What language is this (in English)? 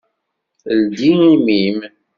Kabyle